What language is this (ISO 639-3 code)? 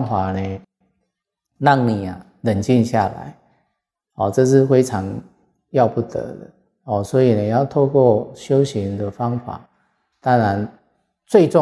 zho